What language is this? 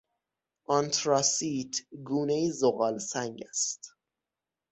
Persian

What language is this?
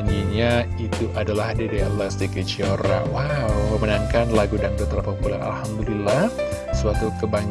Indonesian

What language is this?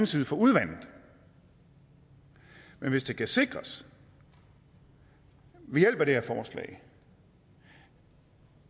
Danish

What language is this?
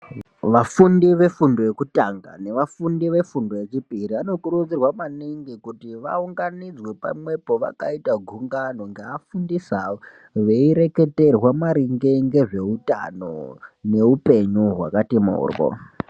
Ndau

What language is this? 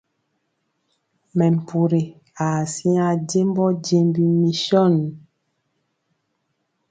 Mpiemo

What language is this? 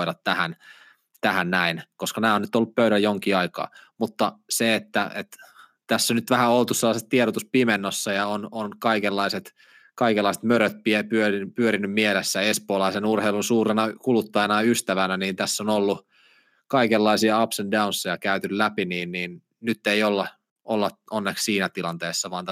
Finnish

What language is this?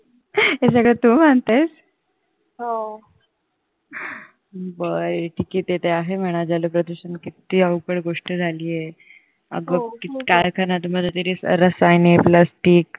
Marathi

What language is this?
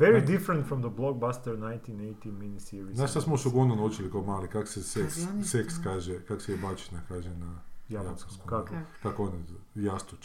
Croatian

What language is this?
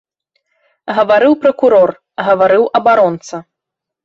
Belarusian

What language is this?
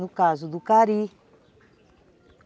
Portuguese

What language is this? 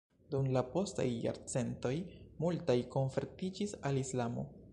Esperanto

